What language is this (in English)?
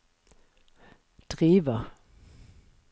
Norwegian